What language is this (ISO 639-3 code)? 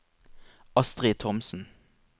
nor